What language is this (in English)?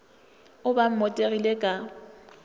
Northern Sotho